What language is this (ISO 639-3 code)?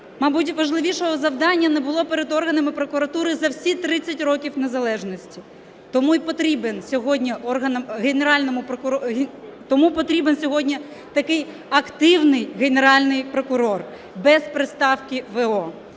ukr